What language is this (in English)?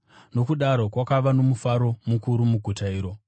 Shona